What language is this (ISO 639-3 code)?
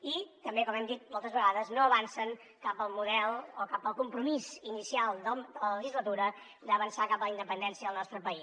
cat